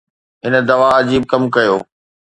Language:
Sindhi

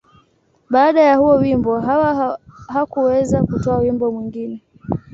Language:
Swahili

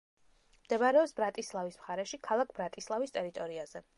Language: Georgian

